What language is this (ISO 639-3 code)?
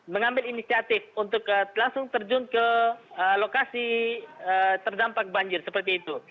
ind